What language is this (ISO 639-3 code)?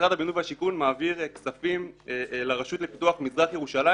heb